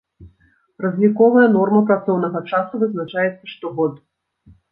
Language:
Belarusian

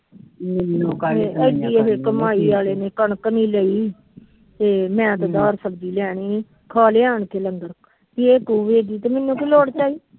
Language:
Punjabi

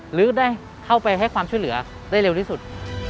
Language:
Thai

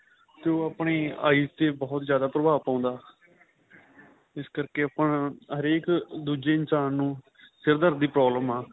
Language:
Punjabi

